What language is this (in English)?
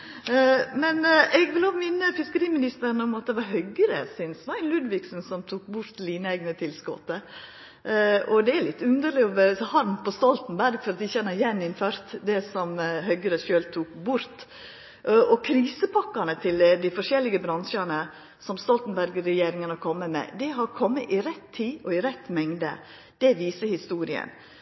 Norwegian Nynorsk